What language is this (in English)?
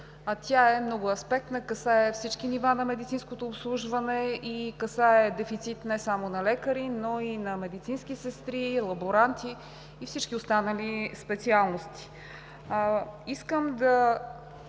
Bulgarian